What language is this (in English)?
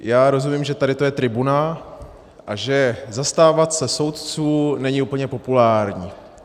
Czech